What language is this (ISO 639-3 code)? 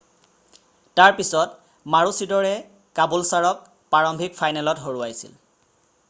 asm